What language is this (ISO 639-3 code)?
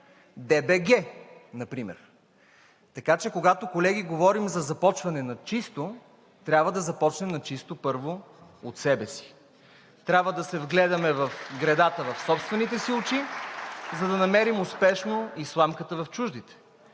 bul